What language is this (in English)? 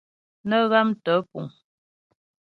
Ghomala